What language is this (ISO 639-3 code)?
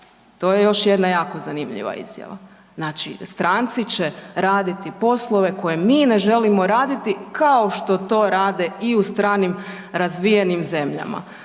hrv